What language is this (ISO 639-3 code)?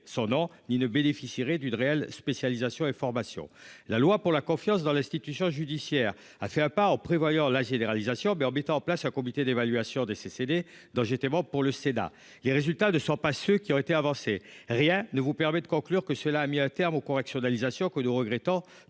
fra